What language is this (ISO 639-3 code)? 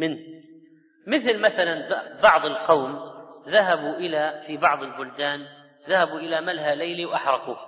ara